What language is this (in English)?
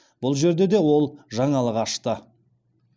Kazakh